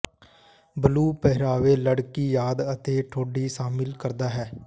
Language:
Punjabi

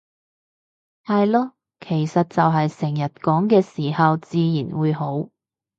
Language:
Cantonese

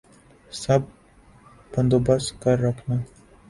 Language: Urdu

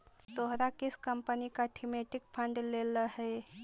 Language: Magahi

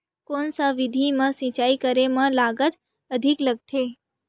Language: Chhattisgarhi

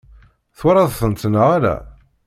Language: Kabyle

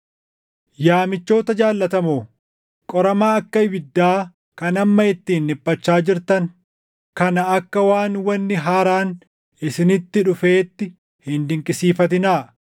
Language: Oromo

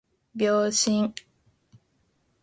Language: Japanese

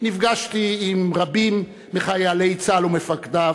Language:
Hebrew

